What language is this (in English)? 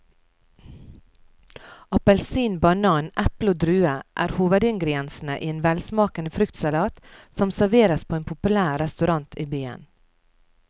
Norwegian